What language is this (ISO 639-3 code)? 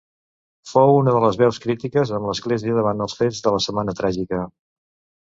cat